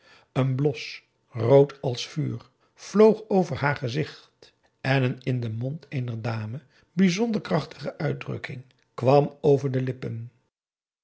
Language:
Dutch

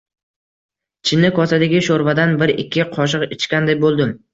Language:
Uzbek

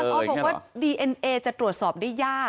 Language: Thai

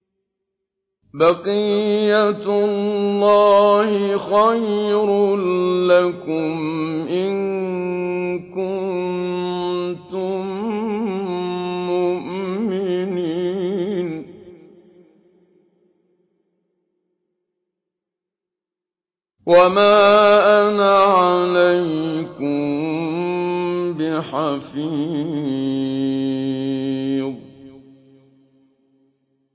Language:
Arabic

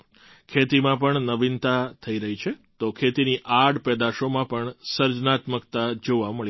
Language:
Gujarati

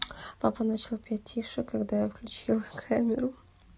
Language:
Russian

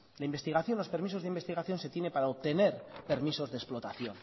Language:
Spanish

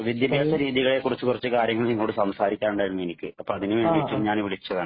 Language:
Malayalam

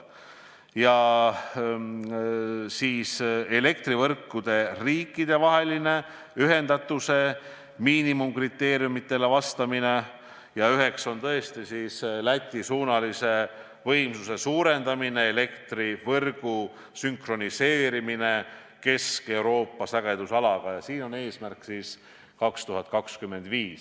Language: Estonian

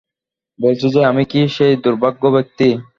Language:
Bangla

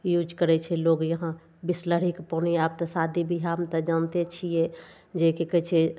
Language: Maithili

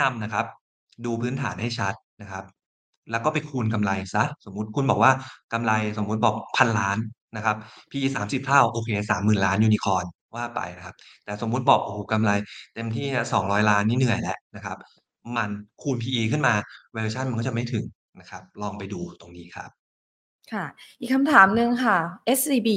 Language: Thai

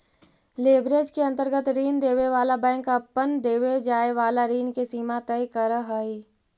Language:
Magahi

